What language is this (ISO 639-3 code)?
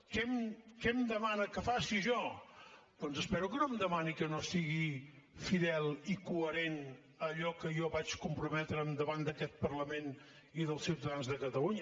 cat